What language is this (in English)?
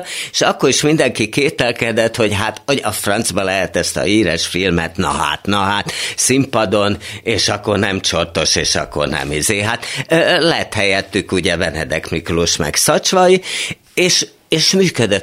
Hungarian